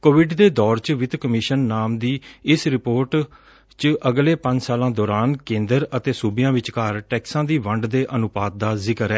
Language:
Punjabi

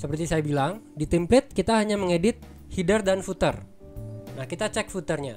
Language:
Indonesian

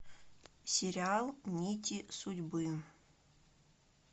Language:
Russian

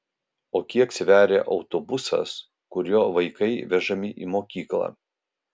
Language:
Lithuanian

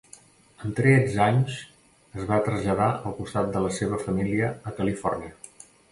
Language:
Catalan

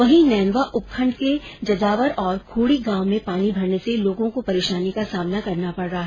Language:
Hindi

